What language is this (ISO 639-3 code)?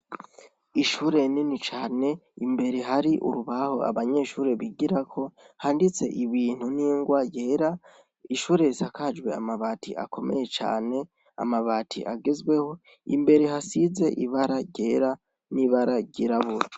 run